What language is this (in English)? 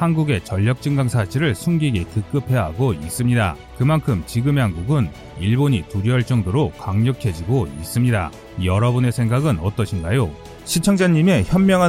Korean